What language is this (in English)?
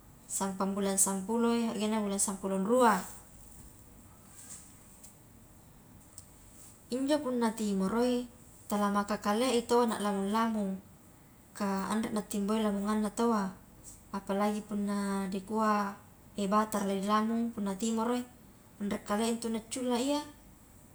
Highland Konjo